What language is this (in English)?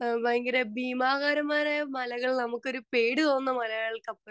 Malayalam